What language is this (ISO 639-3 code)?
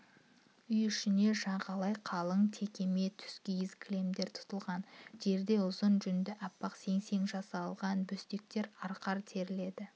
kaz